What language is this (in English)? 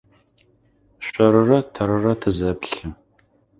Adyghe